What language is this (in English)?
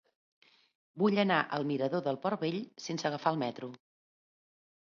Catalan